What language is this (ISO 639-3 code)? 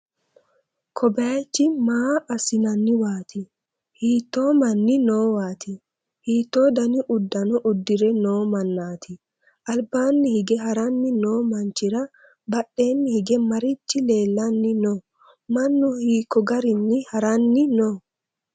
sid